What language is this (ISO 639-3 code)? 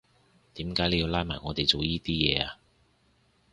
yue